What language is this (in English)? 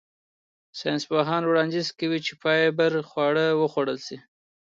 Pashto